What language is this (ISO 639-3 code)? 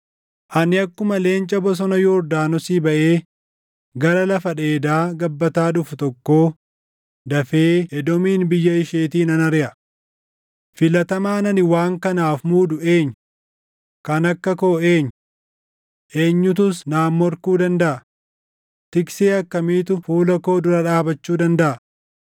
orm